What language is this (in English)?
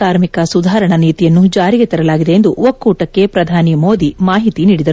Kannada